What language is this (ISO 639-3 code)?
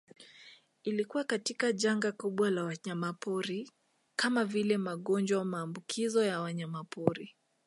swa